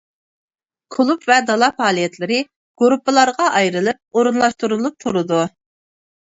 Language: Uyghur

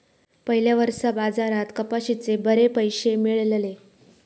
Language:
Marathi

